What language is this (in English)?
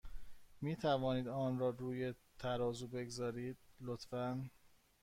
Persian